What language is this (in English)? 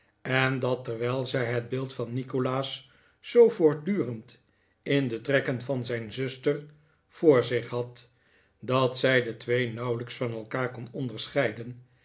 Dutch